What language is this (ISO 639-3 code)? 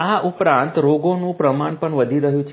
guj